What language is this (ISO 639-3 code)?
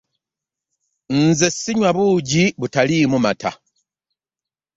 lug